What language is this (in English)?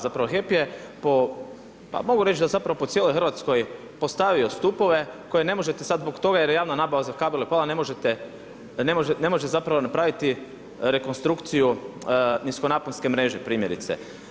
Croatian